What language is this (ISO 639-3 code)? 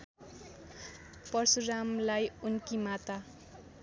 nep